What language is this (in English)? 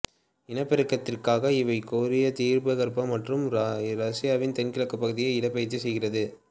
Tamil